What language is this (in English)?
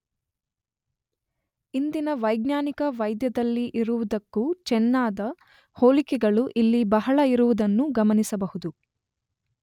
Kannada